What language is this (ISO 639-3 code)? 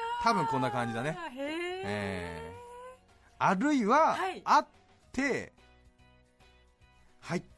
jpn